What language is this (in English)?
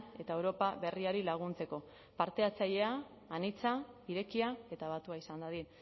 Basque